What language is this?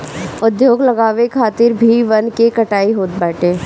Bhojpuri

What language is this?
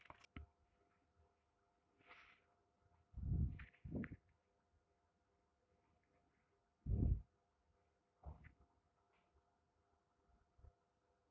Kannada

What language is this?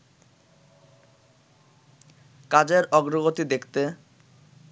Bangla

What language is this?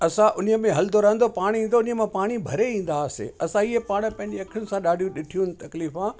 Sindhi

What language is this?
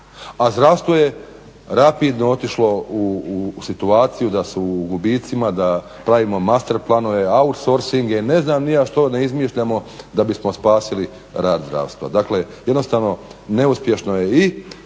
Croatian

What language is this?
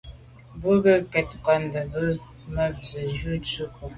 Medumba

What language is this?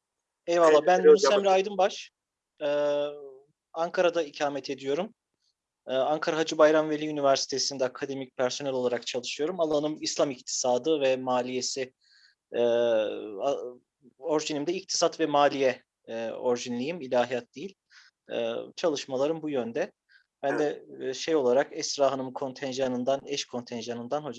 Turkish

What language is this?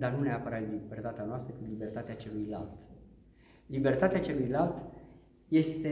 Romanian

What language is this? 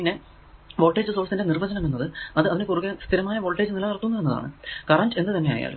Malayalam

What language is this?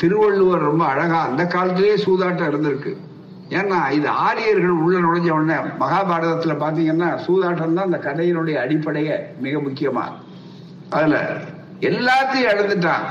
Tamil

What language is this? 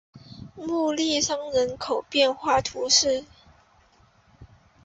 Chinese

